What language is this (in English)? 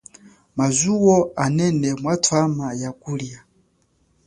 Chokwe